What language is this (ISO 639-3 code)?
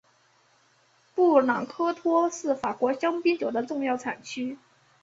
zho